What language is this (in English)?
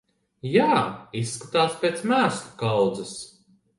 Latvian